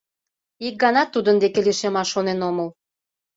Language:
Mari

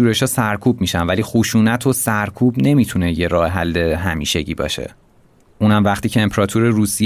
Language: Persian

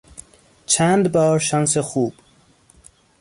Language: Persian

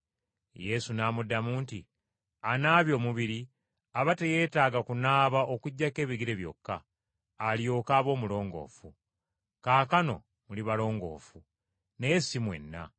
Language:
Ganda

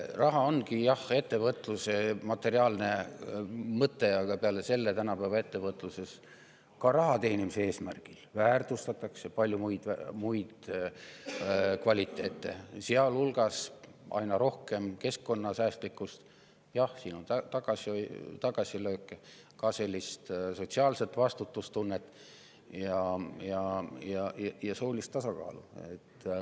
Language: Estonian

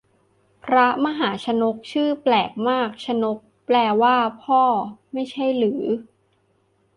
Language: Thai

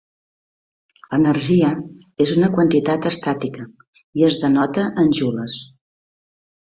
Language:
Catalan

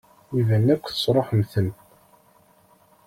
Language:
Kabyle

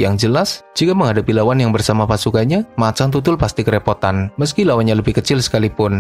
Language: Indonesian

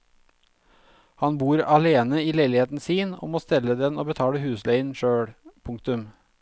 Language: Norwegian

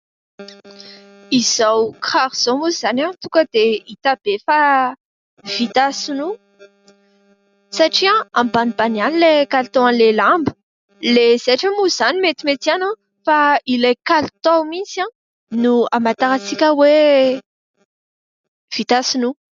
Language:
Malagasy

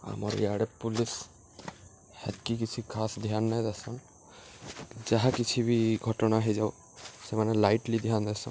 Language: Odia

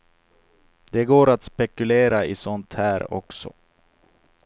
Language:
Swedish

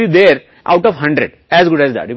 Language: Hindi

